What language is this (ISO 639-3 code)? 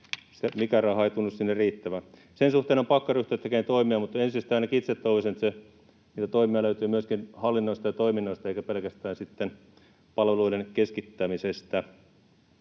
fin